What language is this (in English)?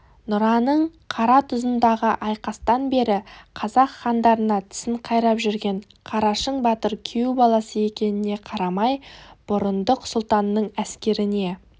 Kazakh